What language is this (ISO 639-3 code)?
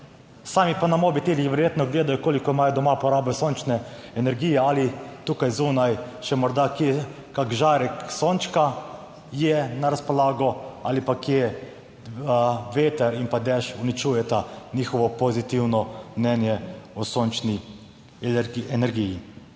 slv